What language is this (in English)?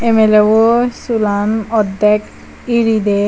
Chakma